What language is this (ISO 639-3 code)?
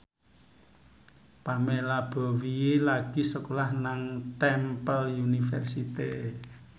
jav